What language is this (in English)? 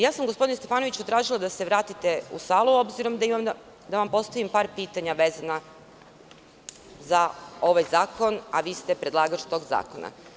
Serbian